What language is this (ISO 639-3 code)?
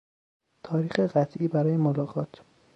fas